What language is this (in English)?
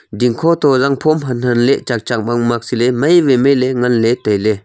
Wancho Naga